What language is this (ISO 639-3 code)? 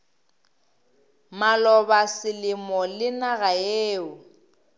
nso